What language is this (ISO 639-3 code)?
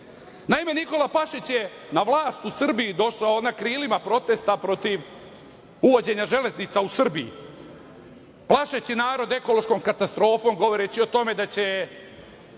srp